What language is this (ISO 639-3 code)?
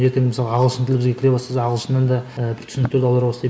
kaz